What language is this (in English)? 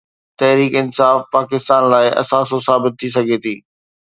Sindhi